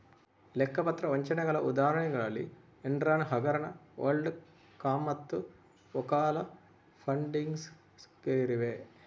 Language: Kannada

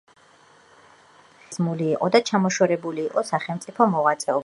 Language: Georgian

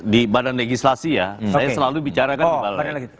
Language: Indonesian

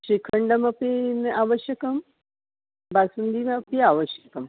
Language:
Sanskrit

